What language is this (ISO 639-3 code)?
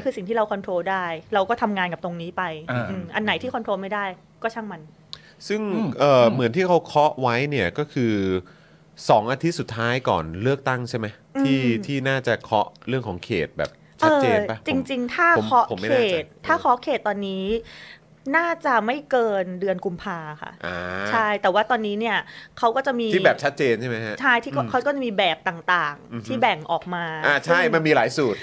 tha